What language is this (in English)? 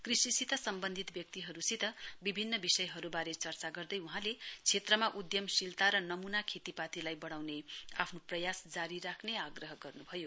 Nepali